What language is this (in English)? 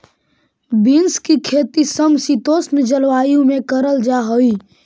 Magahi